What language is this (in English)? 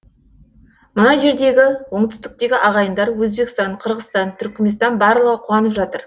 Kazakh